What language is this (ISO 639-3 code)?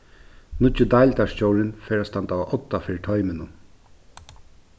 fao